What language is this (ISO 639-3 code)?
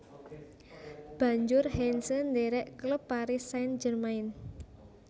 jav